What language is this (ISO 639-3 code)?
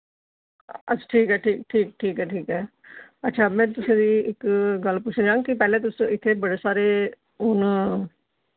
doi